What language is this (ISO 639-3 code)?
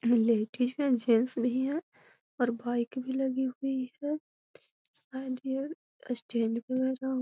mag